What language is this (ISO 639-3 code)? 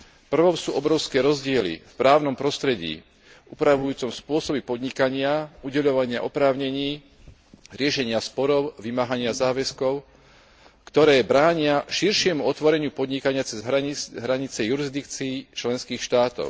slk